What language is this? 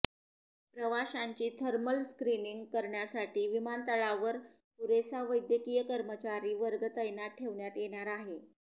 Marathi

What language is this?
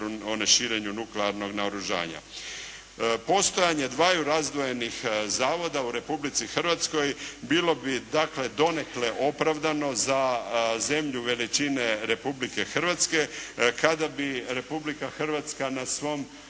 Croatian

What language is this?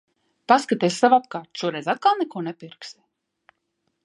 Latvian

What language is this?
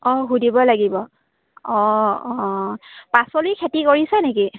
Assamese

